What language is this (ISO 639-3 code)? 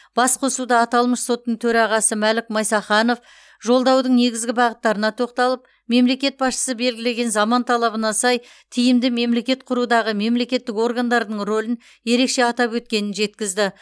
kaz